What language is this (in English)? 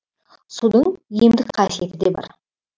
Kazakh